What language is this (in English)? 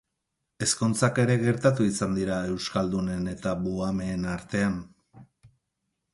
Basque